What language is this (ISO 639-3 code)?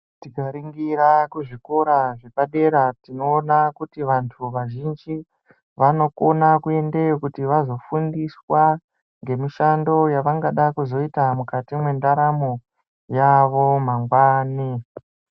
ndc